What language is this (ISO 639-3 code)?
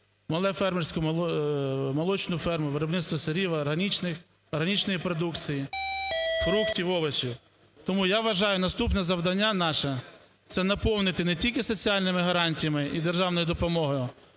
ukr